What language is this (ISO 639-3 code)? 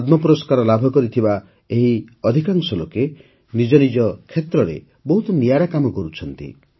ori